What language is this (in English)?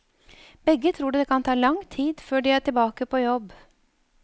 Norwegian